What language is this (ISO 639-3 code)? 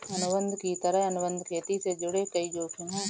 hin